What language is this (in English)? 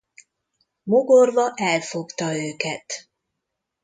Hungarian